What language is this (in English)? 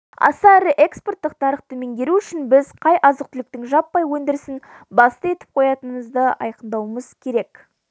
Kazakh